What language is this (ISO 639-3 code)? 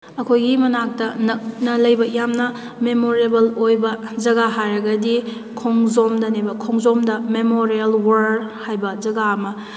mni